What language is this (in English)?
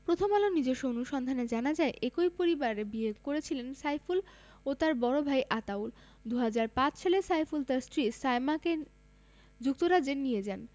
Bangla